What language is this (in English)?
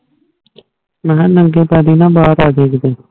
Punjabi